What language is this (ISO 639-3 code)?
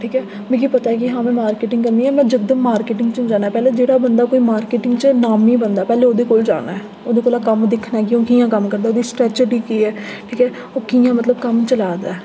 doi